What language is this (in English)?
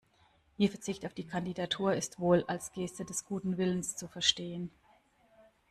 German